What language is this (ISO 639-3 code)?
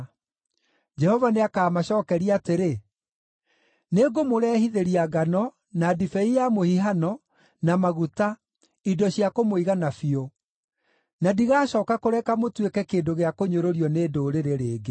kik